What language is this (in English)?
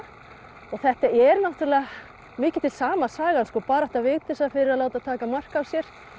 Icelandic